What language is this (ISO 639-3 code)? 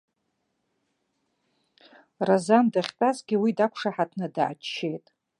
abk